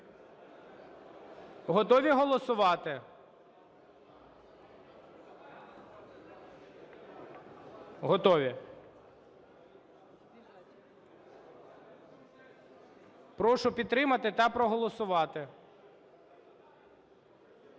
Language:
Ukrainian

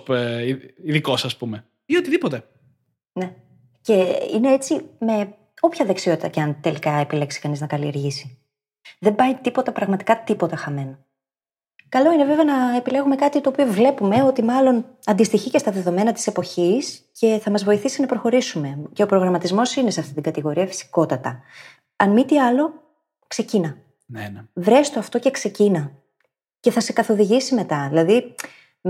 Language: Greek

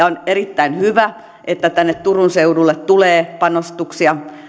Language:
Finnish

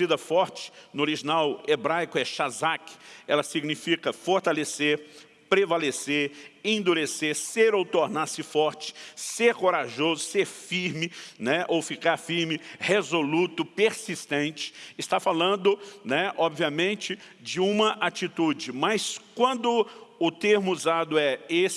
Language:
Portuguese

